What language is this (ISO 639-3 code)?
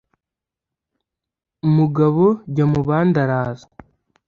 kin